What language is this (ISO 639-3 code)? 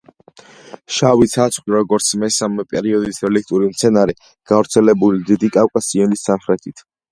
kat